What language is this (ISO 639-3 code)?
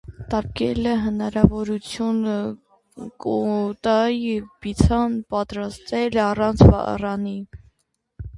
hye